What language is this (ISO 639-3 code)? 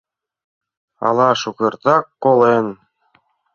chm